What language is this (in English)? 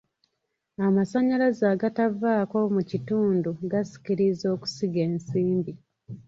Ganda